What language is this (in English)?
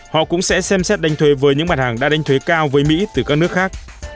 Vietnamese